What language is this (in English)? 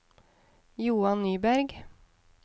Norwegian